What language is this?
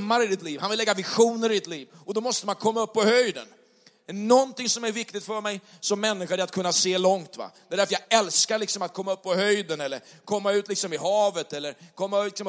Swedish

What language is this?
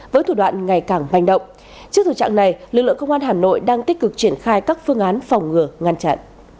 Vietnamese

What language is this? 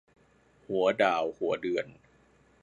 Thai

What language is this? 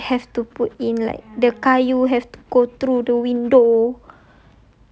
English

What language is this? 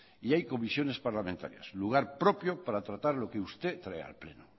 Spanish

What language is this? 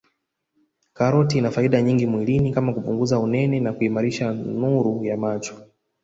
Swahili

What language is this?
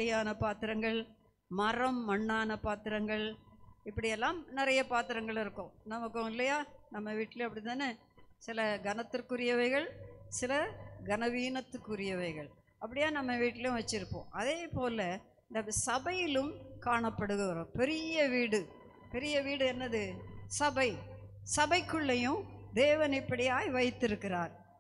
Italian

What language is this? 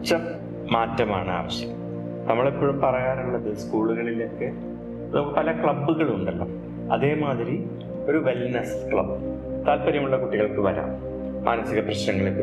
Malayalam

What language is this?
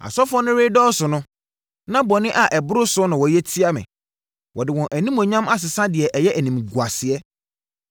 Akan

